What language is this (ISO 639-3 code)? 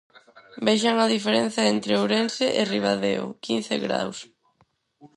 glg